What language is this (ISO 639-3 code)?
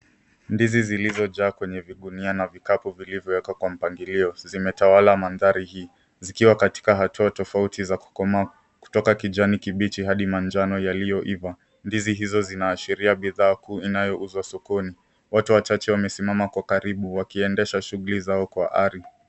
swa